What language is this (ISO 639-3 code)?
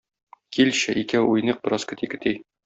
tat